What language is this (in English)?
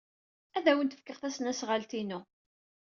Kabyle